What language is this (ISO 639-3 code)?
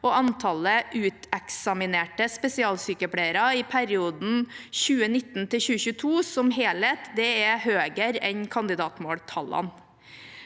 nor